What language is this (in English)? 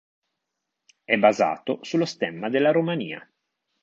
Italian